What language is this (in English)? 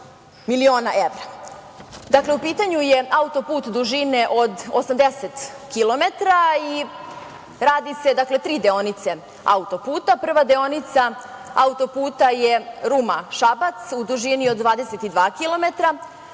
Serbian